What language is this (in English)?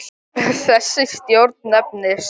Icelandic